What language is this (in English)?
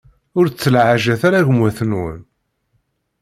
Kabyle